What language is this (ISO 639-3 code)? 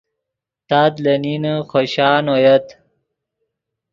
ydg